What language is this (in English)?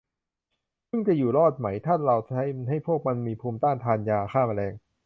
Thai